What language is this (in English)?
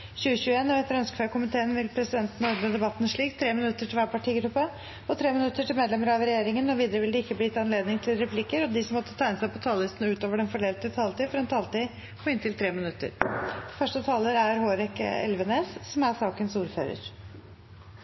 Norwegian Bokmål